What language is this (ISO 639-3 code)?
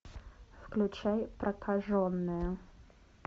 rus